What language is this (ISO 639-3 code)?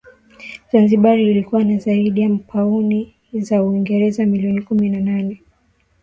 swa